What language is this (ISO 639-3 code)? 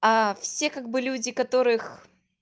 rus